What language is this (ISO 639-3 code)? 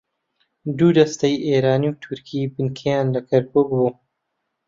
ckb